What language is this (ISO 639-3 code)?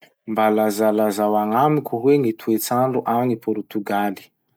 msh